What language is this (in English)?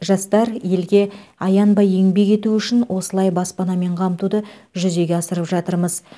Kazakh